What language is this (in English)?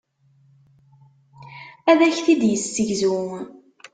Kabyle